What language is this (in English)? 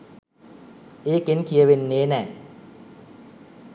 Sinhala